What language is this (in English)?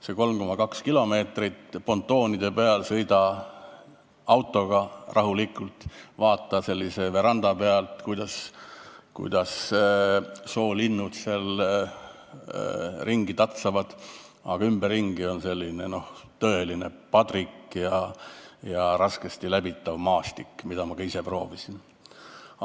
Estonian